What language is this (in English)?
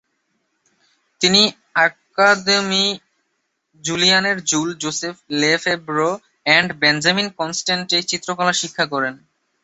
Bangla